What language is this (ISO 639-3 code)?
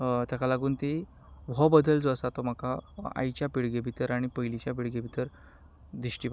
kok